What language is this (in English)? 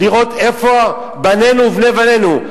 Hebrew